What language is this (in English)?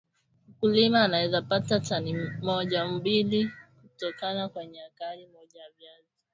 Swahili